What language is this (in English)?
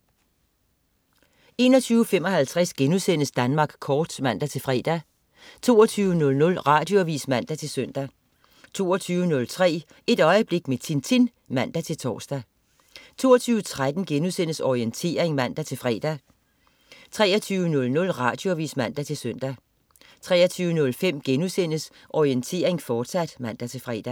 Danish